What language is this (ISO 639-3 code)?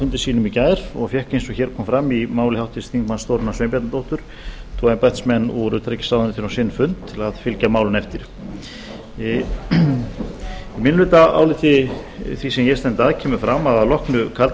isl